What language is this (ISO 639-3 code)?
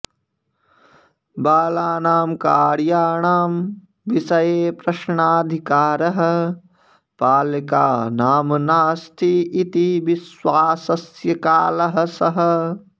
san